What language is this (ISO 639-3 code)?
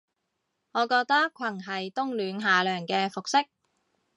yue